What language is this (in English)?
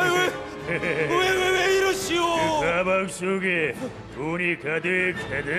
Korean